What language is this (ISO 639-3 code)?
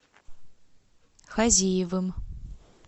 rus